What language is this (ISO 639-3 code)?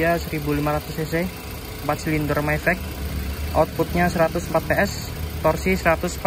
ind